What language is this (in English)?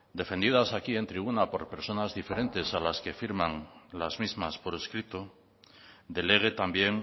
Spanish